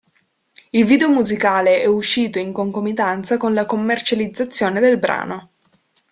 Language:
Italian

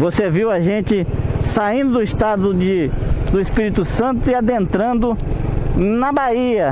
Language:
Portuguese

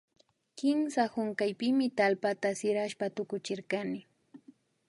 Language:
Imbabura Highland Quichua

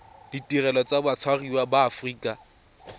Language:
Tswana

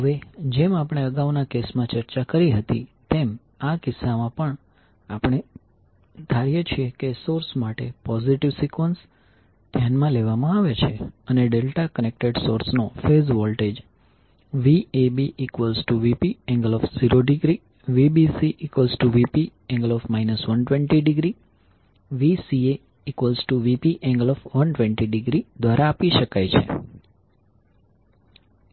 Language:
Gujarati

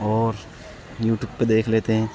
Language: Urdu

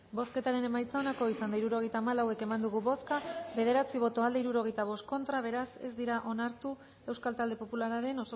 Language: Basque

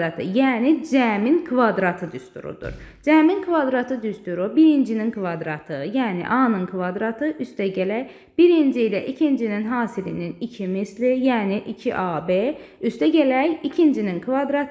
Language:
Turkish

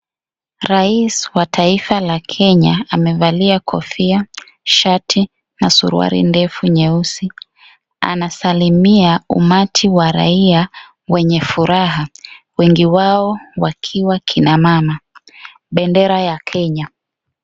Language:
Swahili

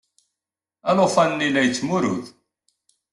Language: Kabyle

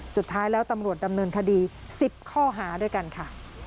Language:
Thai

